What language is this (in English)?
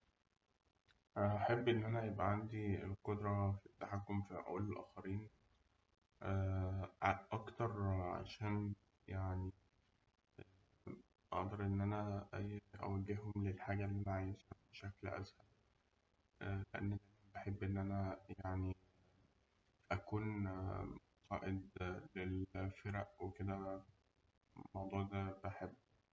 Egyptian Arabic